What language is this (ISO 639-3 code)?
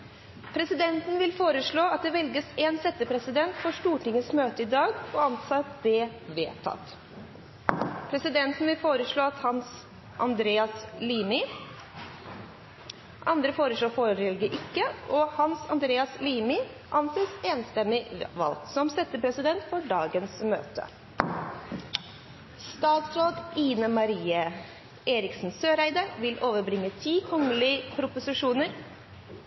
nob